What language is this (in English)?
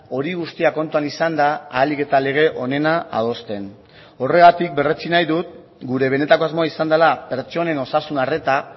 Basque